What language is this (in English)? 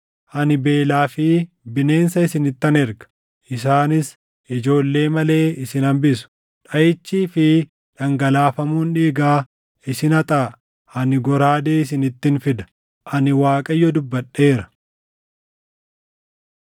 Oromo